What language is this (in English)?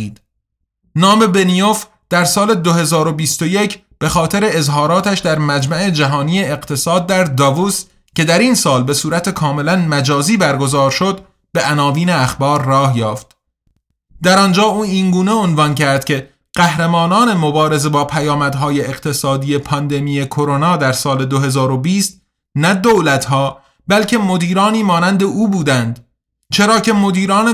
Persian